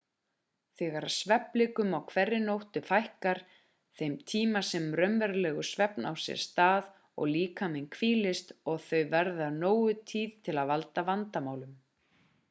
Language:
Icelandic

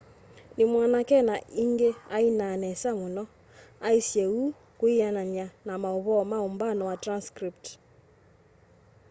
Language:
Kamba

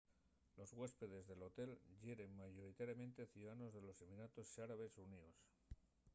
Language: Asturian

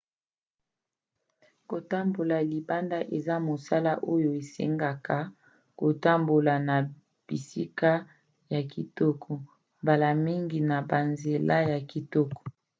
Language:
Lingala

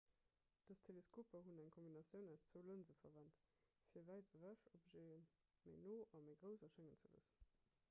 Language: Luxembourgish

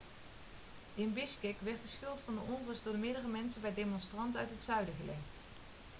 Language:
Dutch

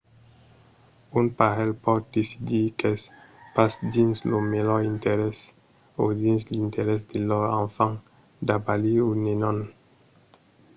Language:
Occitan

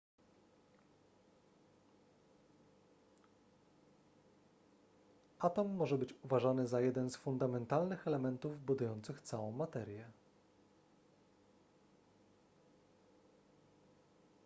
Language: Polish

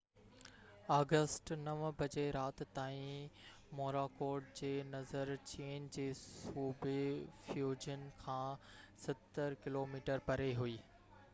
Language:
Sindhi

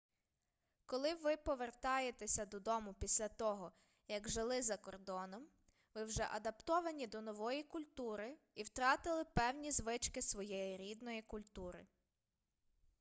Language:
Ukrainian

